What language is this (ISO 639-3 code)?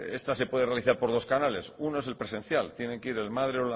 spa